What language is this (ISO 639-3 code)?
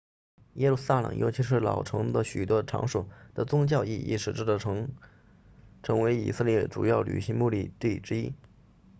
zho